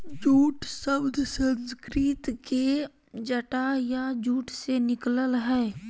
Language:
Magahi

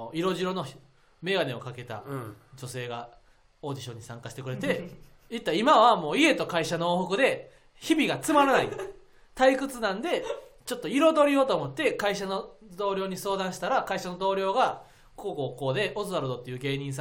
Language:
Japanese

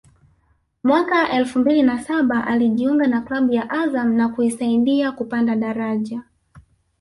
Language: Swahili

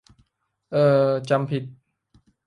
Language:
Thai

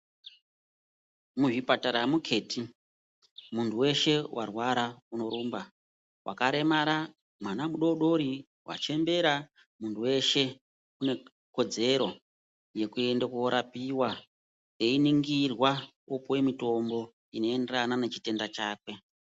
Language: Ndau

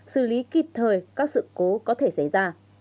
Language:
Vietnamese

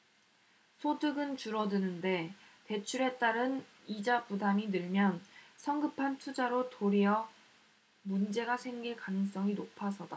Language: Korean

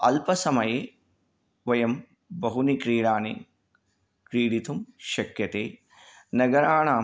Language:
Sanskrit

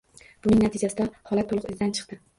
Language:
Uzbek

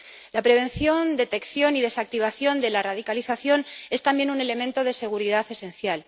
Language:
Spanish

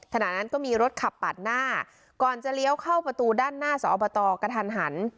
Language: Thai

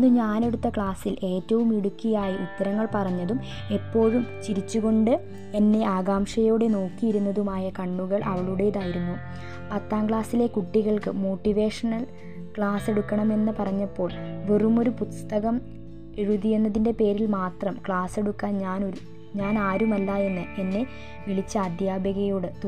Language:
Malayalam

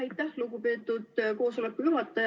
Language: Estonian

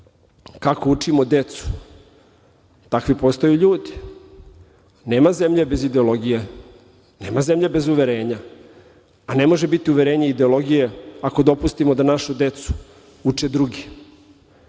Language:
Serbian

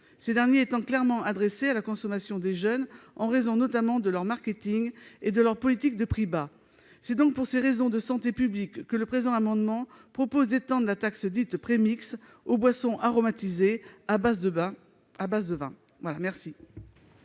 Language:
French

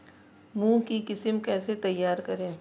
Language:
Hindi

